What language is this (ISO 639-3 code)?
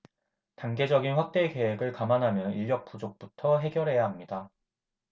kor